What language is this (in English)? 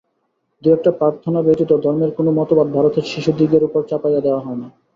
Bangla